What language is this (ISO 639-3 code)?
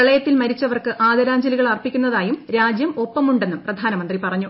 mal